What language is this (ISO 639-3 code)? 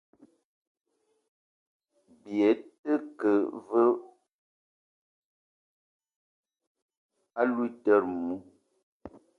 eto